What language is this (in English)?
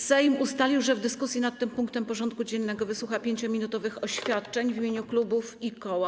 Polish